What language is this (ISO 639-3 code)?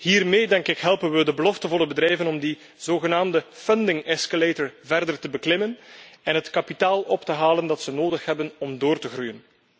nld